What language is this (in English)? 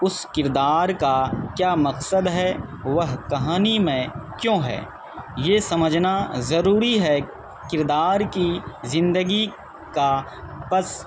Urdu